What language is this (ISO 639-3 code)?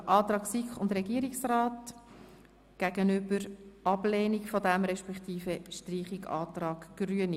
gsw